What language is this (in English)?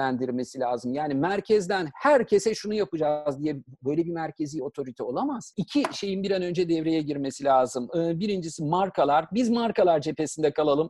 Turkish